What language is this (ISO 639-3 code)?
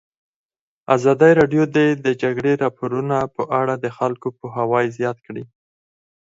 pus